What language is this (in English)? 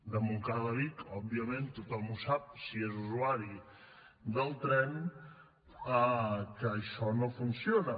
Catalan